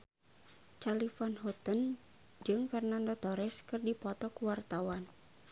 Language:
Sundanese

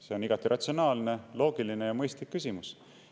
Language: Estonian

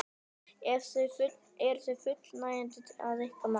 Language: Icelandic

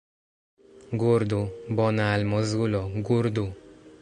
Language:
Esperanto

